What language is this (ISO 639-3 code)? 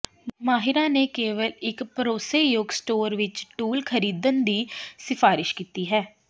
pan